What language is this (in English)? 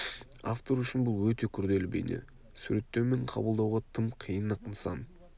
Kazakh